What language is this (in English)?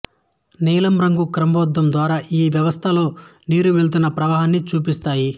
Telugu